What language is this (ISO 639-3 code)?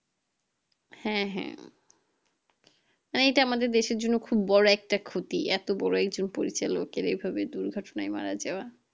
ben